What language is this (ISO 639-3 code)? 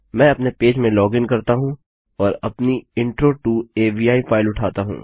hin